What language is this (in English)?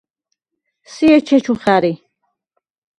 Svan